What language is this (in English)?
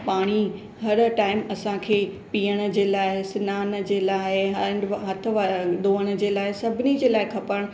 Sindhi